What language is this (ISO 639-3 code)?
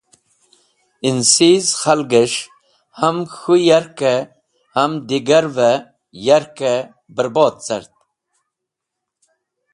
wbl